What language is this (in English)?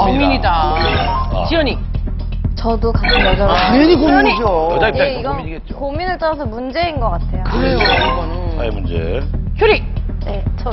Korean